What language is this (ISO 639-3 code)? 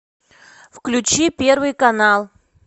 rus